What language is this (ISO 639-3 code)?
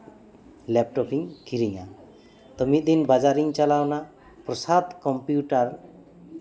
sat